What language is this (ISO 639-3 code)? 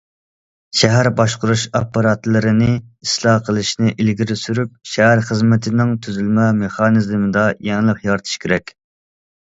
uig